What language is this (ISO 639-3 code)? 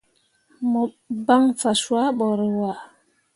mua